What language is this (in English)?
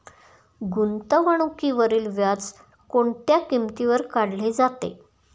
Marathi